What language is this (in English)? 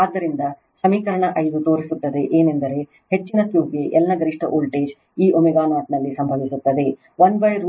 Kannada